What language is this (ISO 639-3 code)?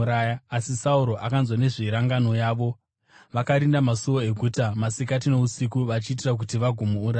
sna